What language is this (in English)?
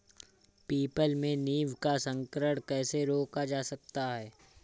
Hindi